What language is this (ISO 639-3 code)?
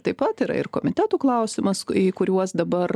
lit